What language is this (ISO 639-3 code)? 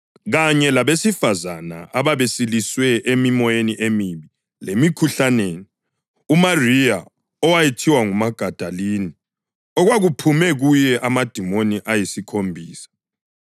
nde